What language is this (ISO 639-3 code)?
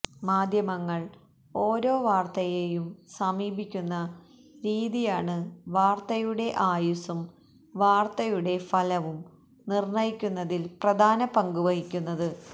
mal